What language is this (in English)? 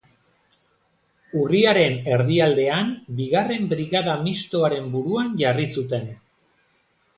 Basque